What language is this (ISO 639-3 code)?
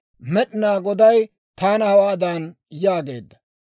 dwr